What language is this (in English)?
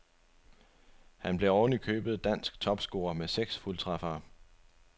Danish